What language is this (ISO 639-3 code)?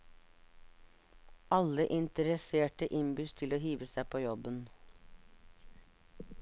nor